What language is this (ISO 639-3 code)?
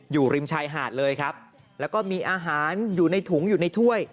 tha